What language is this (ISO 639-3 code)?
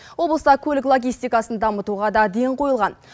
kaz